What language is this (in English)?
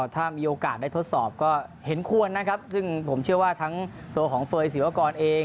Thai